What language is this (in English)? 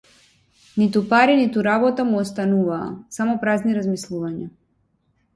Macedonian